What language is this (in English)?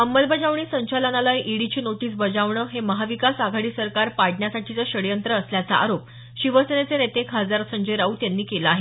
Marathi